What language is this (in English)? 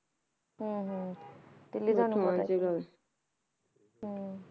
Punjabi